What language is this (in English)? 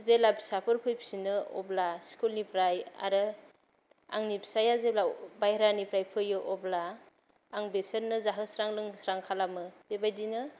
Bodo